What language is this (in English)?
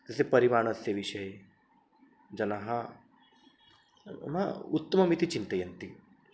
Sanskrit